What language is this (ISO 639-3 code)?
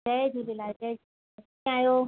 snd